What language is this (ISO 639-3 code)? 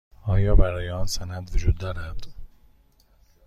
fas